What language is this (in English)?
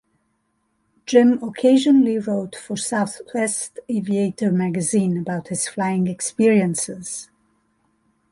English